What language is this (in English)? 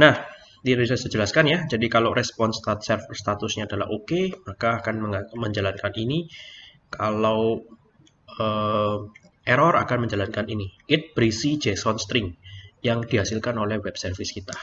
Indonesian